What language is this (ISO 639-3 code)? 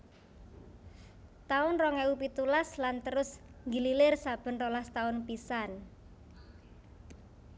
jav